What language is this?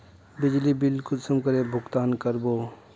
Magahi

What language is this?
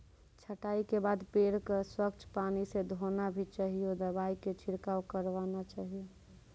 Maithili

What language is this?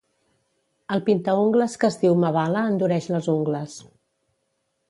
Catalan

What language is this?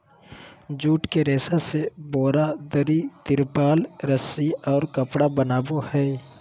Magahi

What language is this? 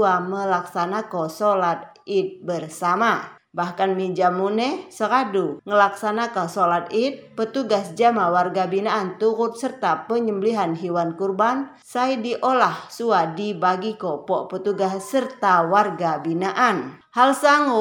Indonesian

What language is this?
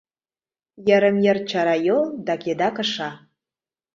Mari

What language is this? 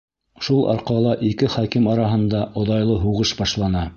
Bashkir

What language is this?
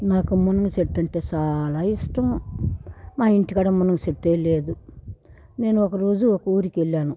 Telugu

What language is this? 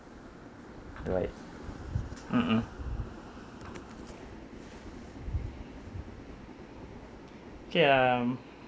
English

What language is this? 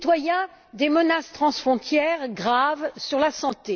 French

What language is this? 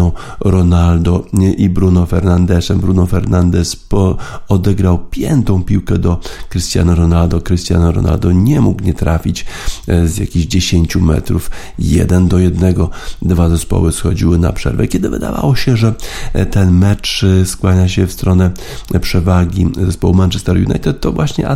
Polish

